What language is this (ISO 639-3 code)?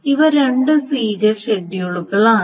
mal